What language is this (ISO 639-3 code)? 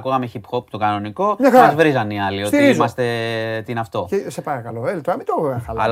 ell